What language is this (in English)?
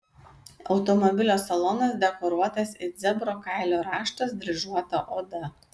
Lithuanian